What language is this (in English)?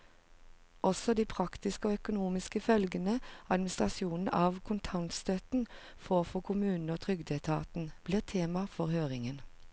Norwegian